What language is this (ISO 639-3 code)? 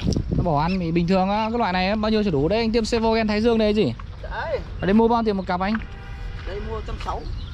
vie